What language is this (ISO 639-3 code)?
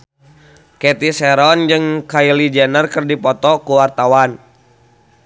sun